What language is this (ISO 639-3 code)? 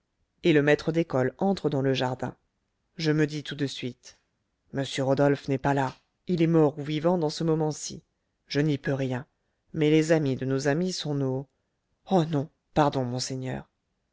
fra